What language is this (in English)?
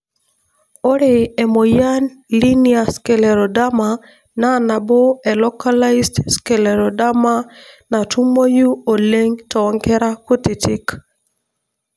Masai